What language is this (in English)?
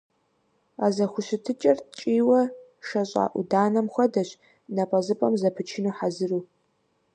Kabardian